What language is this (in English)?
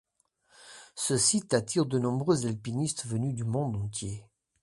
French